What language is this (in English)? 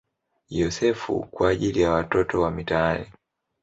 Swahili